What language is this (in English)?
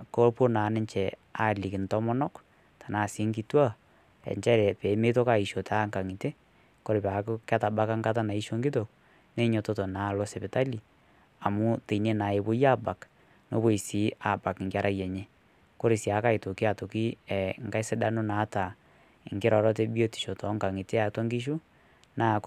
Masai